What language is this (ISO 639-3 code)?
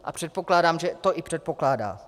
ces